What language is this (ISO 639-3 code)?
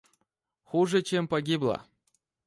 rus